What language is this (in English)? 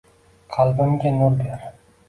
Uzbek